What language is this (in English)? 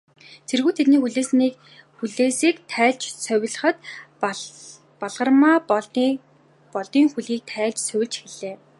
Mongolian